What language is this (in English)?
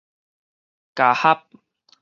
Min Nan Chinese